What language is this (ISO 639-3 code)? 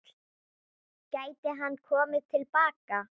isl